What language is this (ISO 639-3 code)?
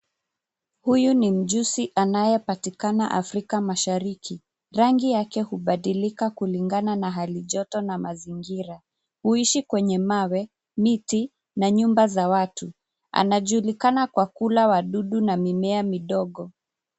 swa